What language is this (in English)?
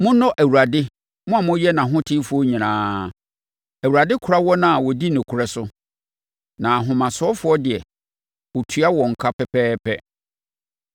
Akan